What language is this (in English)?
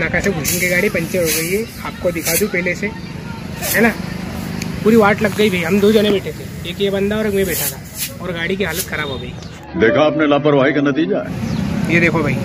Hindi